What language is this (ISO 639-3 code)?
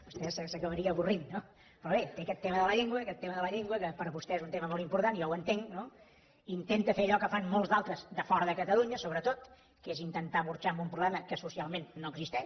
cat